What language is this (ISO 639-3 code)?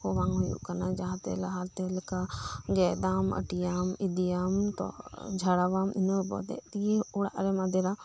sat